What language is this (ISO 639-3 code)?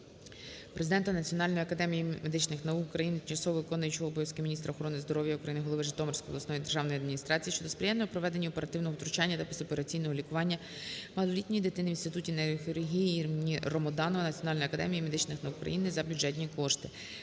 ukr